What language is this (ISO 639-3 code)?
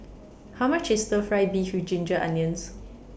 eng